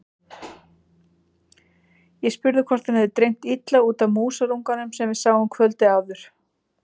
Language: Icelandic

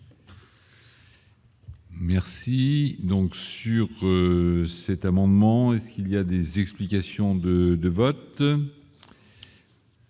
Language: French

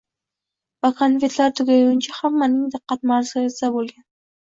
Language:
Uzbek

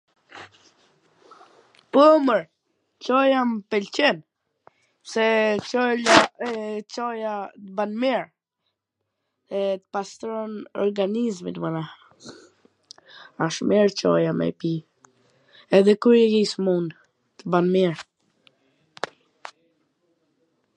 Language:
Gheg Albanian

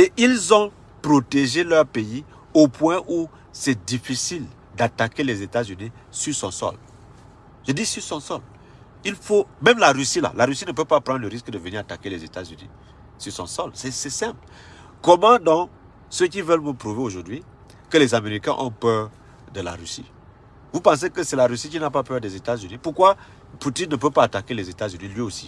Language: French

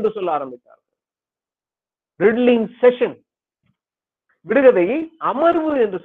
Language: Tamil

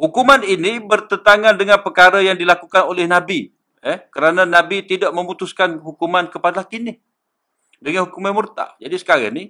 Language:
Malay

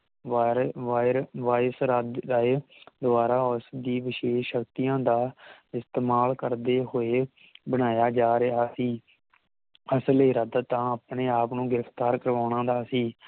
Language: Punjabi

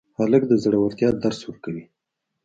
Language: Pashto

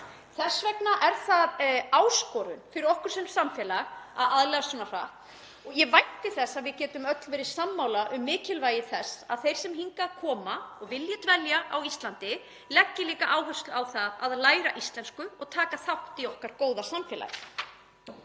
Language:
Icelandic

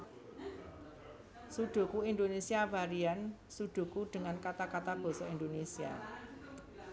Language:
Javanese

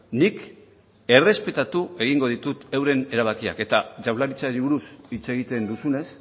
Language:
Basque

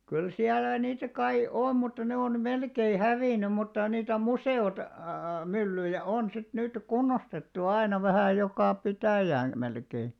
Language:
Finnish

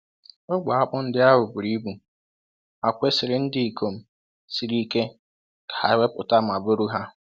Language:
Igbo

